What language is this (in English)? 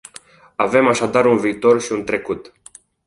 Romanian